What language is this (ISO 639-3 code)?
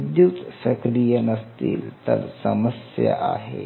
mar